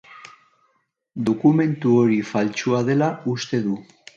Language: Basque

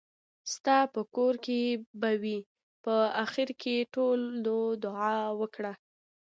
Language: Pashto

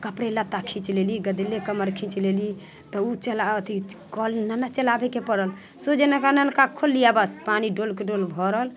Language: Maithili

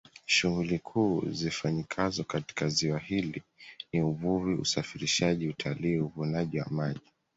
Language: Swahili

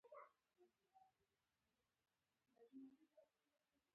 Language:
Pashto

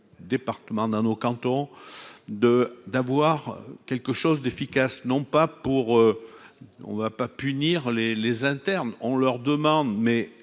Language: French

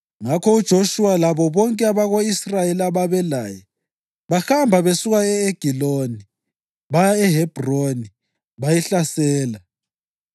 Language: North Ndebele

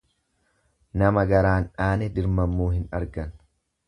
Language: Oromo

